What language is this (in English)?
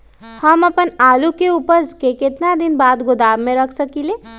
Magahi